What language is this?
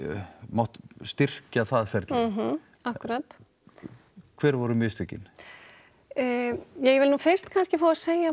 Icelandic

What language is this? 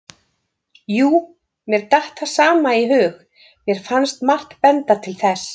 Icelandic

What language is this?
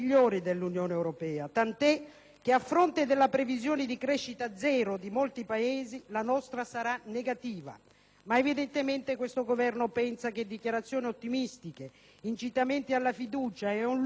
Italian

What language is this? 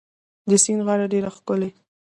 Pashto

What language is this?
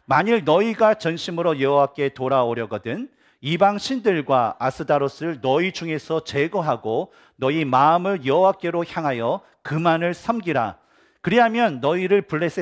Korean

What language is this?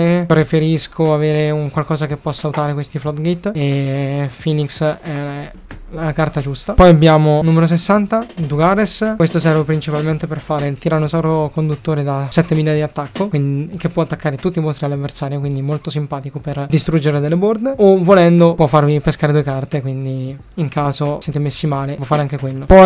Italian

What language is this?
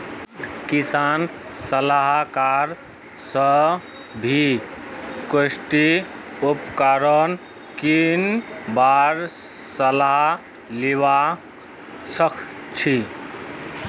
Magahi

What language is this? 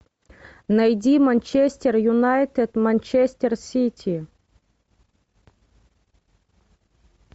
Russian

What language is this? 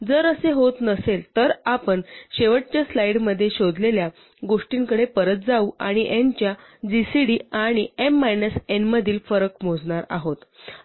Marathi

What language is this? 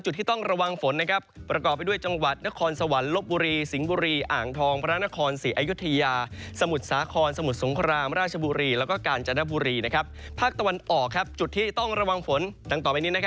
Thai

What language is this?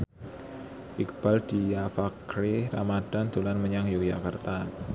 Javanese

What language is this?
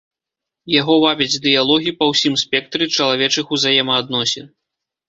Belarusian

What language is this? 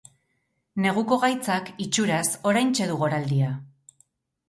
Basque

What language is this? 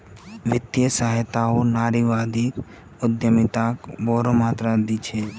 Magahi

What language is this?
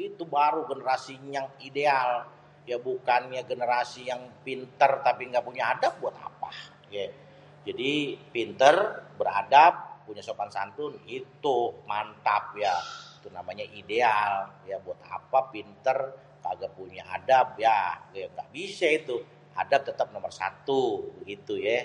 Betawi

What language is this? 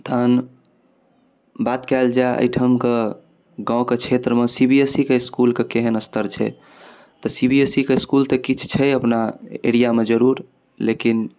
Maithili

